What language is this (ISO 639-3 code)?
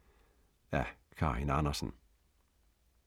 dan